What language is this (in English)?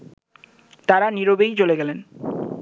Bangla